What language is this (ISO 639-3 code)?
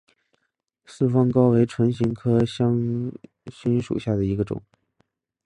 zho